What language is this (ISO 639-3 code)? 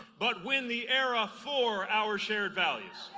eng